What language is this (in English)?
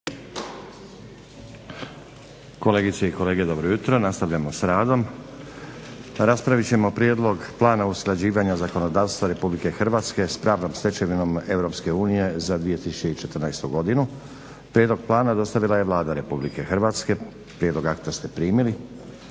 Croatian